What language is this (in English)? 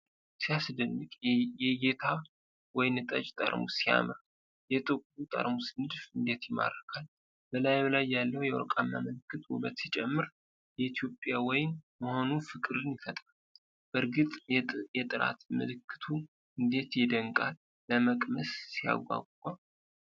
Amharic